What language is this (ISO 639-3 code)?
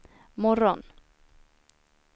swe